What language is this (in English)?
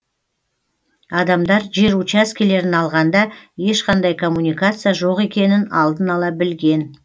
Kazakh